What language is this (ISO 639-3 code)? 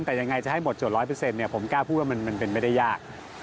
tha